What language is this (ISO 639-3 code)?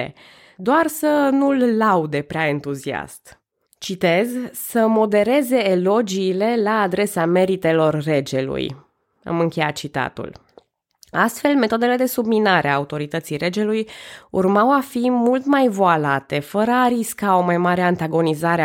ron